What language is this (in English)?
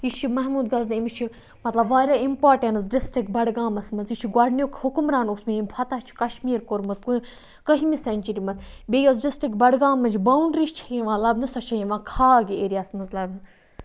Kashmiri